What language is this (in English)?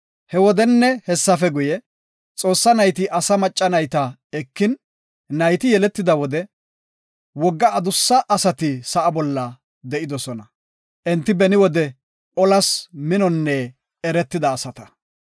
Gofa